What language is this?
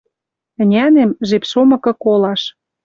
Western Mari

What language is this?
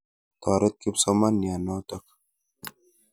Kalenjin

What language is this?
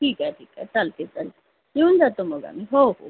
Marathi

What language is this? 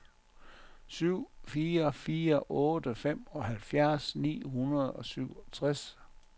Danish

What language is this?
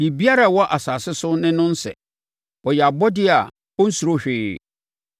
Akan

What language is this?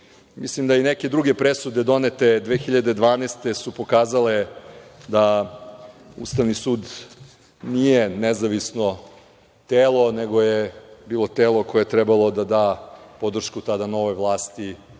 Serbian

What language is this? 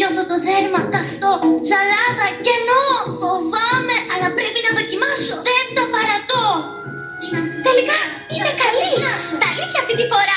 Greek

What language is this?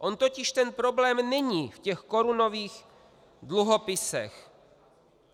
Czech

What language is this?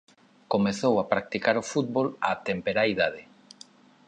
Galician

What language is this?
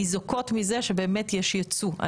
Hebrew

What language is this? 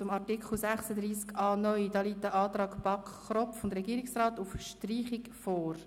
Swiss German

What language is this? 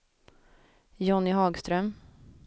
Swedish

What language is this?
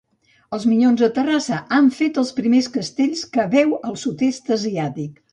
Catalan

